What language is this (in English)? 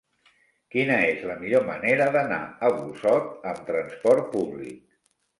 Catalan